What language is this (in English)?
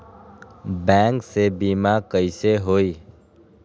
Magahi